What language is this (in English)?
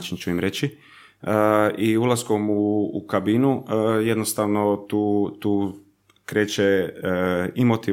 Croatian